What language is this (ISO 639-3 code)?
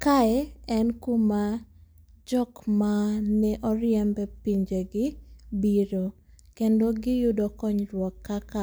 luo